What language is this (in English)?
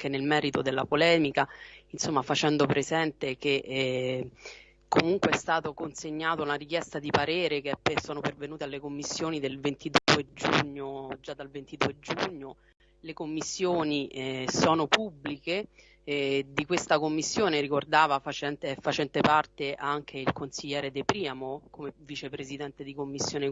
Italian